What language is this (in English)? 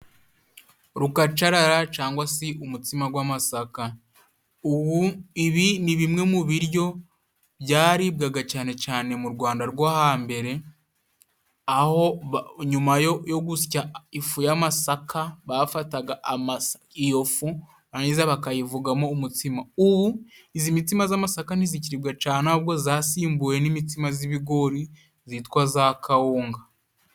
Kinyarwanda